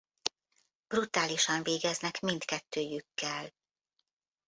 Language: Hungarian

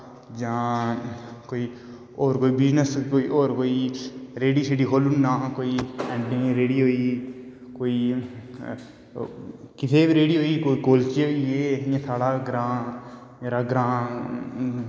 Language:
Dogri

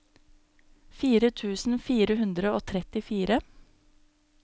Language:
Norwegian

